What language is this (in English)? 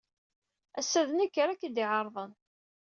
Kabyle